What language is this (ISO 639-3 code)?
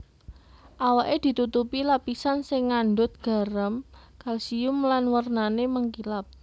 jav